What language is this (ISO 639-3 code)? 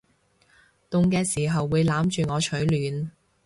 yue